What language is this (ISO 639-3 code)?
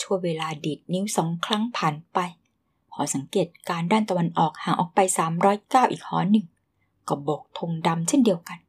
tha